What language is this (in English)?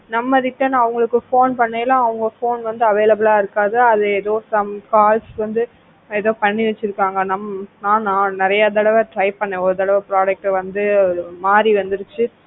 Tamil